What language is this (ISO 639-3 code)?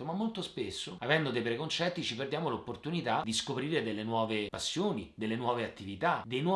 ita